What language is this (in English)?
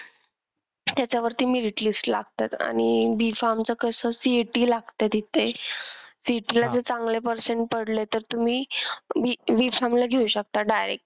Marathi